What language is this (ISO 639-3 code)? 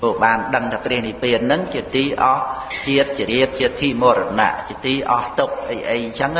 khm